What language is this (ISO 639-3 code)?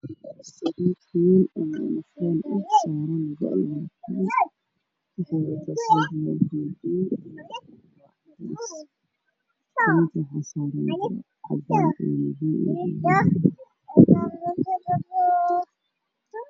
som